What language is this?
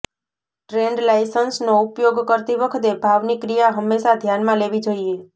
Gujarati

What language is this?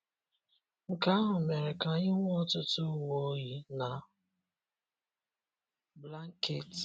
Igbo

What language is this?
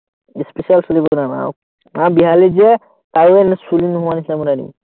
Assamese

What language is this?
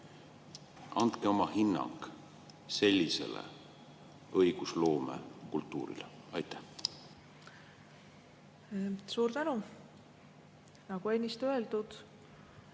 Estonian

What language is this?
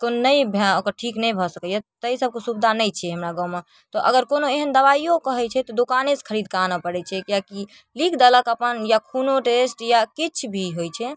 Maithili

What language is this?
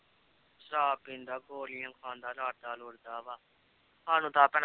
Punjabi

